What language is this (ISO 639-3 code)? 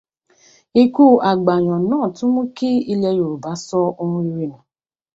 yor